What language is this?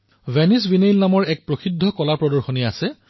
Assamese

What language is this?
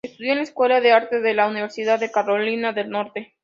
Spanish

